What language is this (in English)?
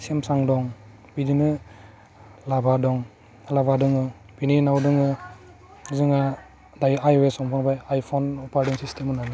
Bodo